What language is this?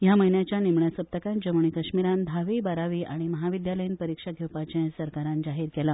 Konkani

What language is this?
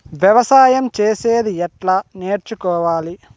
Telugu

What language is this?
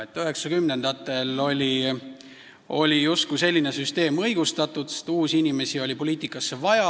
Estonian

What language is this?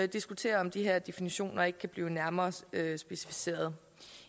Danish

